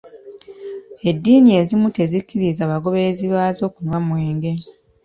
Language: Ganda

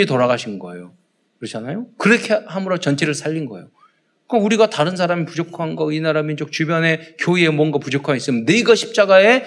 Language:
Korean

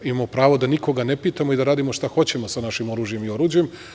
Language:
Serbian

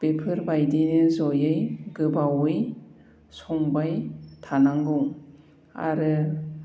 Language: Bodo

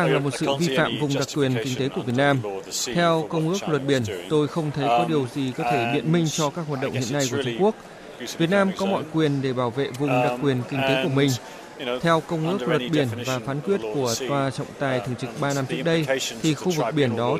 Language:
Vietnamese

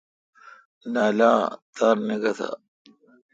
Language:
Kalkoti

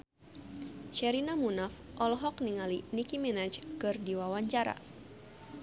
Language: Sundanese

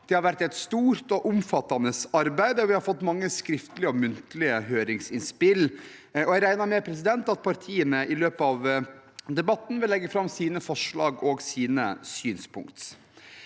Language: Norwegian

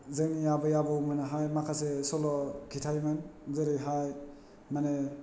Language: Bodo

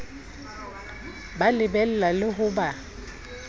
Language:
Southern Sotho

